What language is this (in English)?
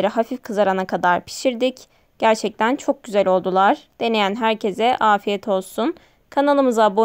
Turkish